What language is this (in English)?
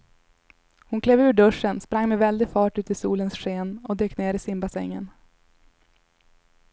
Swedish